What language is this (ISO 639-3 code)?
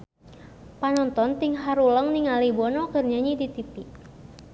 sun